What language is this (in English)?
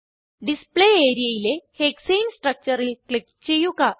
Malayalam